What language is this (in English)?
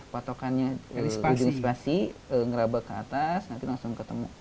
Indonesian